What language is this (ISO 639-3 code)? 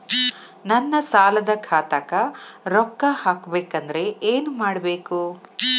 kan